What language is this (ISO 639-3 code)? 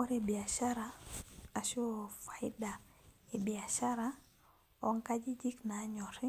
mas